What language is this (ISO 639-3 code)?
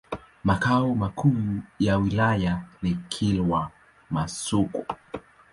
swa